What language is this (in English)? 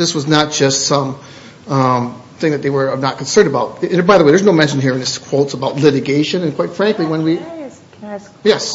English